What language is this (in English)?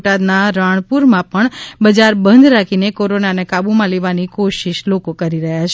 Gujarati